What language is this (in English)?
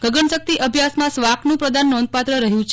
Gujarati